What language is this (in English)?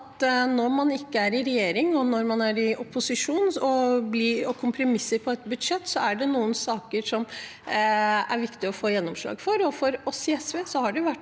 Norwegian